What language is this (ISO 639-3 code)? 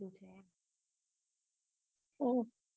guj